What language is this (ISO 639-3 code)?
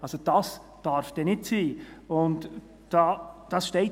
gsw